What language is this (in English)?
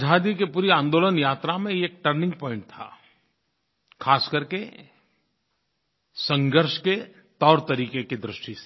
Hindi